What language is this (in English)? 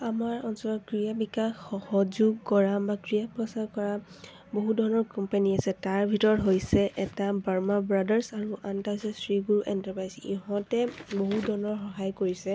Assamese